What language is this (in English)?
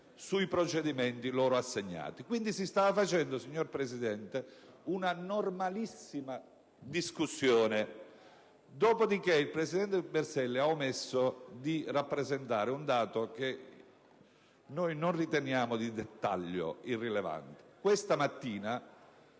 Italian